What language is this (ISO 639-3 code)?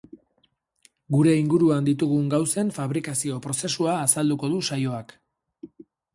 eus